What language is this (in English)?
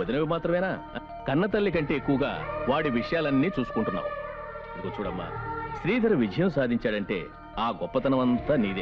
Telugu